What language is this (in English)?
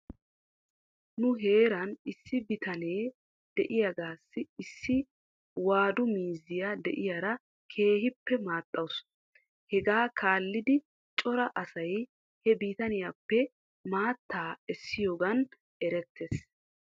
Wolaytta